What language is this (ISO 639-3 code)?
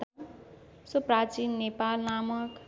nep